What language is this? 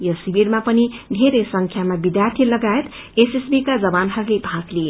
Nepali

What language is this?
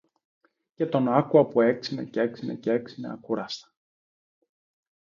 Greek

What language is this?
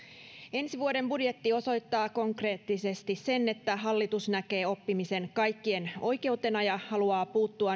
Finnish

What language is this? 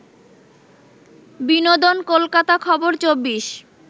Bangla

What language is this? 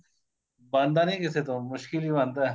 Punjabi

